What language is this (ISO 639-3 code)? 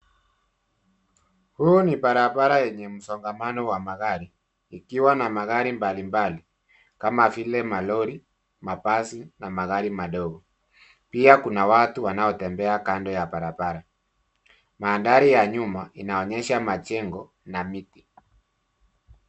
swa